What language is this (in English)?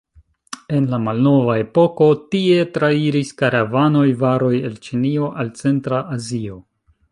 Esperanto